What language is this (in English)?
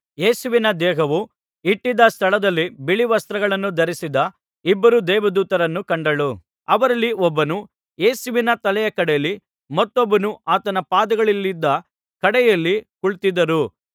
Kannada